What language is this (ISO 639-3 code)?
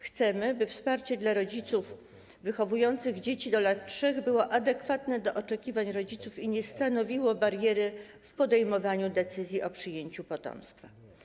pol